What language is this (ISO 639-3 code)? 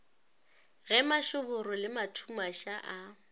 nso